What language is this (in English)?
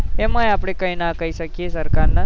Gujarati